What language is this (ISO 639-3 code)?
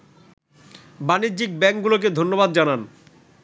ben